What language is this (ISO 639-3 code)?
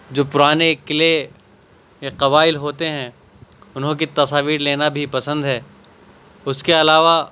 urd